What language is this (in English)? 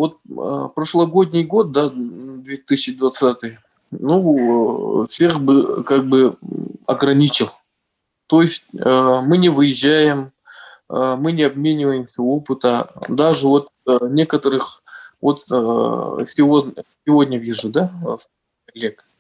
Russian